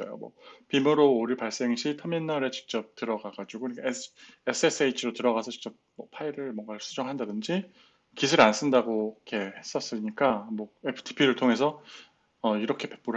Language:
Korean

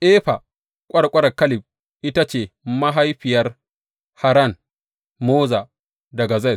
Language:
Hausa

